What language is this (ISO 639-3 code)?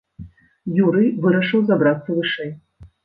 bel